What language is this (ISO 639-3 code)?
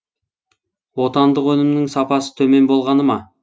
kaz